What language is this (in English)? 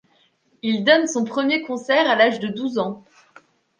French